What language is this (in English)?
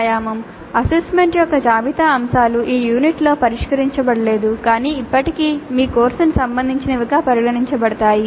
Telugu